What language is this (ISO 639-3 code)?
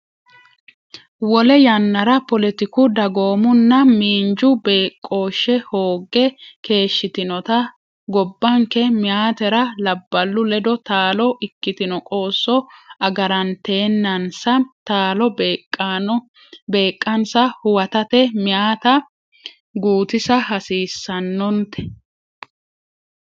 sid